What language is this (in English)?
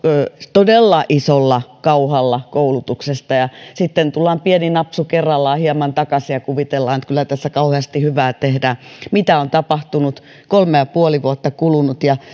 Finnish